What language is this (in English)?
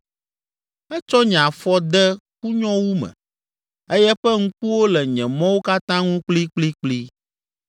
Ewe